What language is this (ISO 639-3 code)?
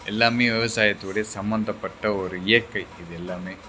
tam